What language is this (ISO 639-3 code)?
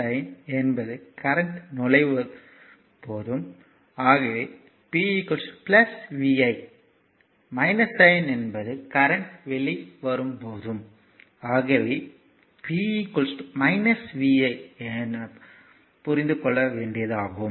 tam